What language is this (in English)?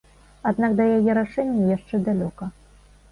Belarusian